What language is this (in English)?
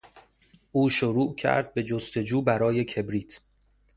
Persian